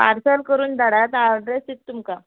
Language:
Konkani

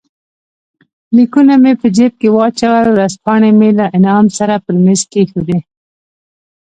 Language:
Pashto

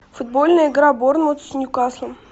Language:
Russian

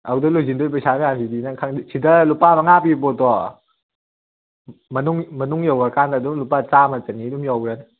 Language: Manipuri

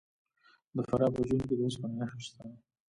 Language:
Pashto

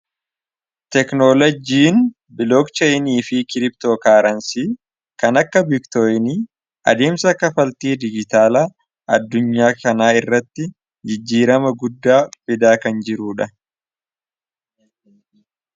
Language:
Oromo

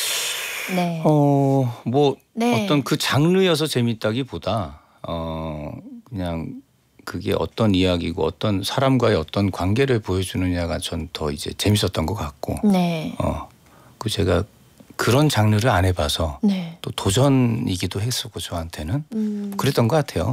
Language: Korean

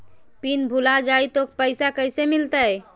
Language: Magahi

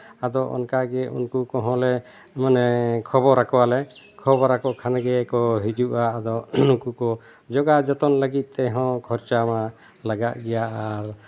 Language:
Santali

